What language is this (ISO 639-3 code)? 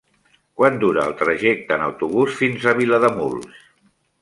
cat